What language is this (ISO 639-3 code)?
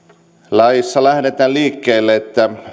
fin